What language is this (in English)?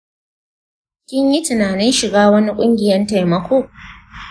Hausa